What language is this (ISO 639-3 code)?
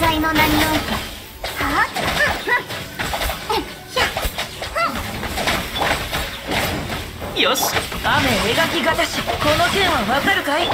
jpn